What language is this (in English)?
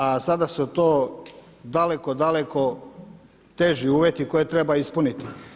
Croatian